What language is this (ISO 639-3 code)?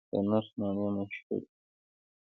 pus